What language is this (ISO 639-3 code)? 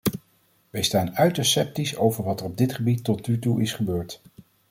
nld